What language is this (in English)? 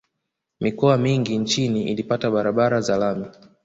Swahili